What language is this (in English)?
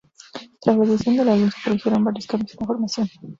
Spanish